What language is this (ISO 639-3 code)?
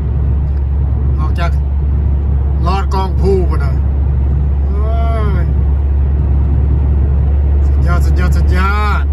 tha